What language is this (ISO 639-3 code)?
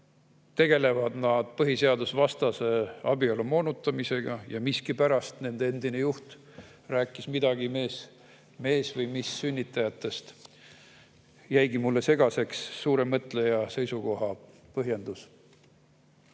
est